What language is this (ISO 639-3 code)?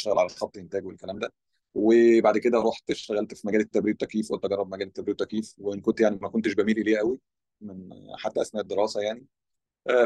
ara